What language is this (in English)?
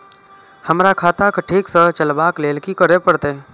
Maithili